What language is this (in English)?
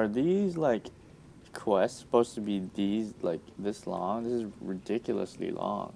English